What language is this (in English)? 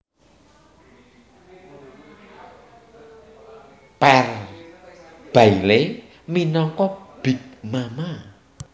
Javanese